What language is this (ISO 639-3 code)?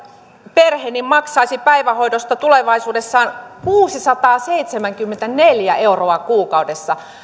fin